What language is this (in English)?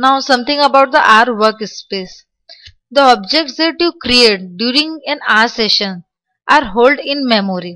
English